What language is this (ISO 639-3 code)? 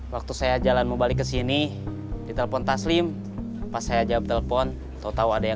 ind